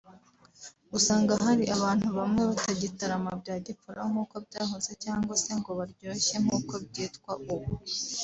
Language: Kinyarwanda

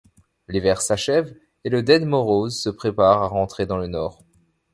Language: French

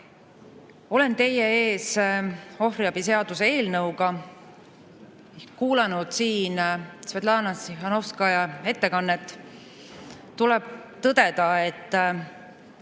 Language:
Estonian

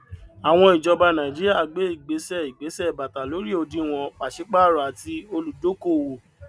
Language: Yoruba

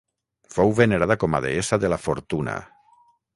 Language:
Catalan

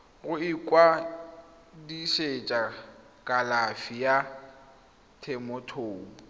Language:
Tswana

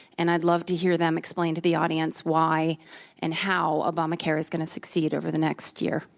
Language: English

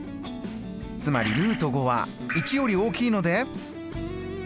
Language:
Japanese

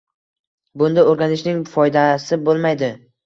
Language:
Uzbek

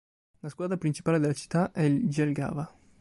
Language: Italian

